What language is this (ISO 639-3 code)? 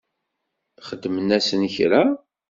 kab